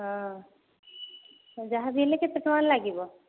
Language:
Odia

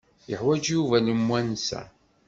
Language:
Kabyle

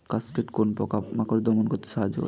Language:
Bangla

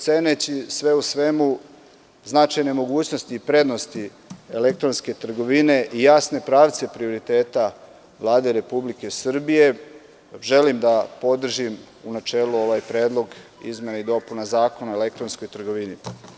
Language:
Serbian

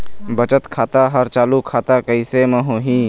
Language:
Chhattisgarhi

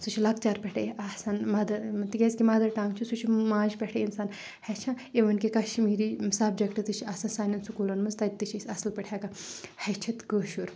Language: Kashmiri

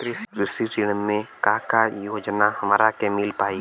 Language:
Bhojpuri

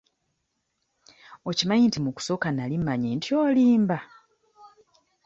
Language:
Ganda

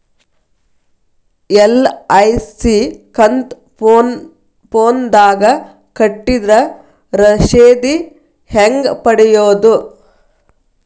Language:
Kannada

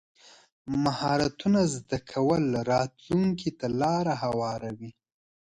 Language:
Pashto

